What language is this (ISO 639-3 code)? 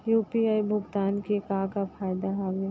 hne